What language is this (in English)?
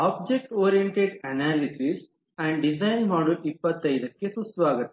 Kannada